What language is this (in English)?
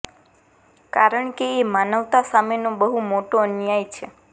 Gujarati